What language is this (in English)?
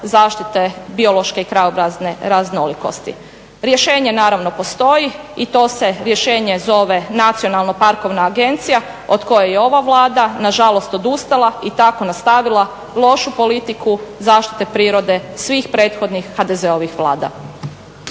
Croatian